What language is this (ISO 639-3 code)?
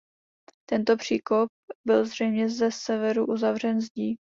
ces